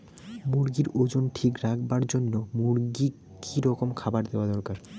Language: Bangla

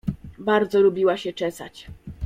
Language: Polish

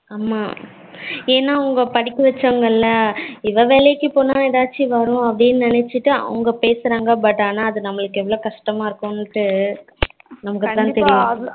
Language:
Tamil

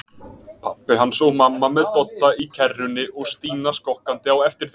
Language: Icelandic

